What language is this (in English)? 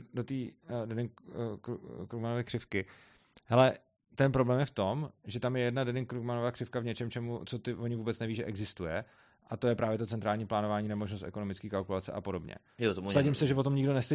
Czech